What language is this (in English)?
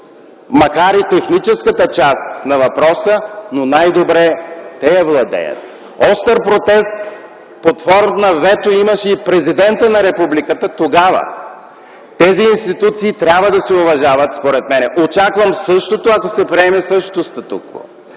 Bulgarian